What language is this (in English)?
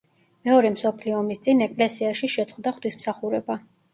Georgian